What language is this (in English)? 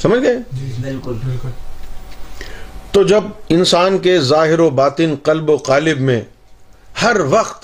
Urdu